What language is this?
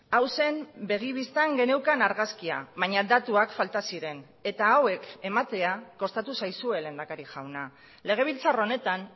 Basque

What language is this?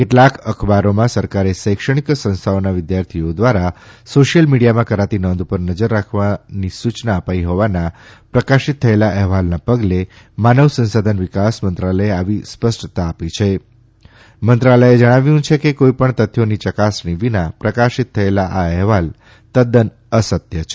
Gujarati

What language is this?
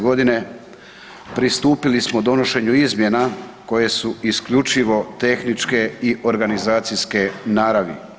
Croatian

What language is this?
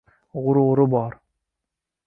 Uzbek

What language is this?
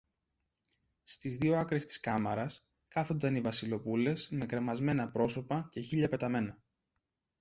Greek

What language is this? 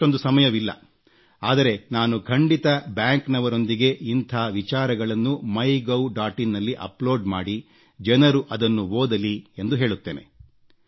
Kannada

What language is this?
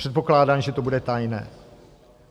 Czech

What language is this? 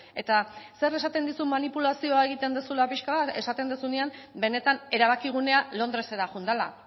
Basque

